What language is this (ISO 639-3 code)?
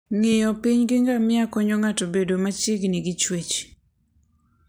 luo